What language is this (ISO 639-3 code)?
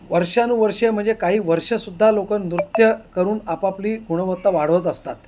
mar